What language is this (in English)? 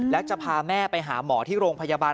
Thai